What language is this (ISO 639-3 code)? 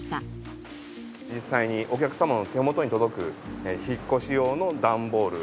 jpn